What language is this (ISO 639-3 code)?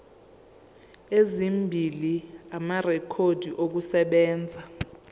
zul